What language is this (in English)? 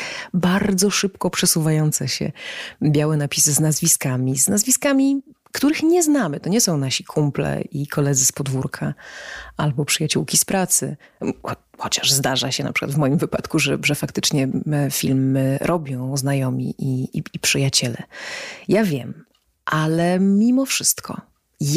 Polish